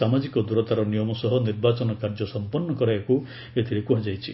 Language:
Odia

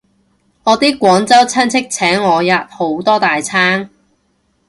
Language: Cantonese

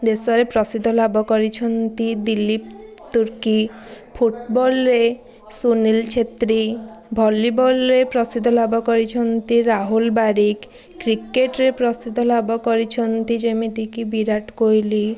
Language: Odia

